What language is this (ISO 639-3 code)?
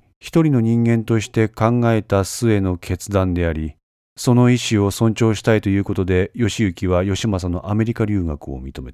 jpn